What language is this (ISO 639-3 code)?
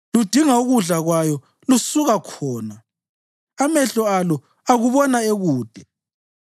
nde